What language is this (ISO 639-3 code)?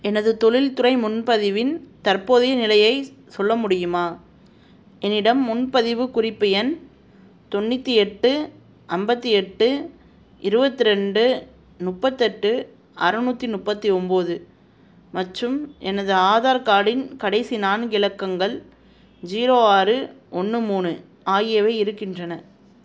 tam